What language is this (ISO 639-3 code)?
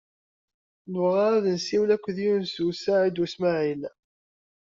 kab